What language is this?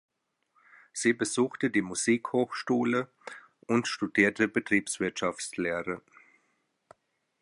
German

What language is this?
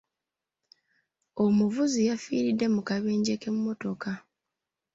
Ganda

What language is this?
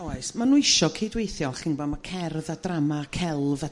Welsh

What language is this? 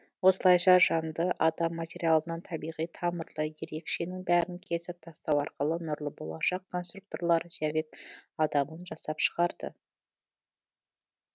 Kazakh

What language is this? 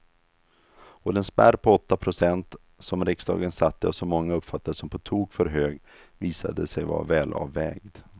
Swedish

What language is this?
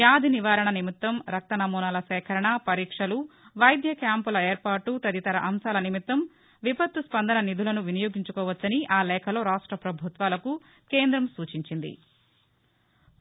Telugu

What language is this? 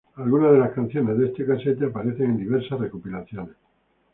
Spanish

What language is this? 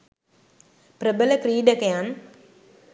Sinhala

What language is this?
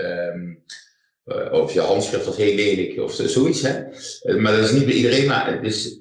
Dutch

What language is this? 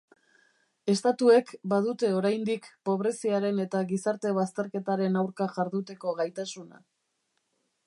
Basque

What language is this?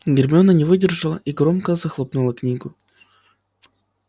Russian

